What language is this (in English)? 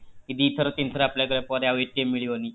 Odia